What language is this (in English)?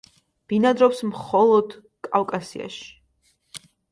Georgian